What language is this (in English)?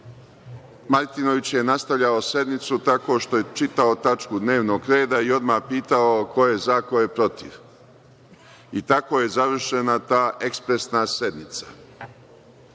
Serbian